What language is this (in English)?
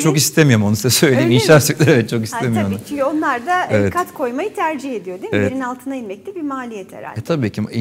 Turkish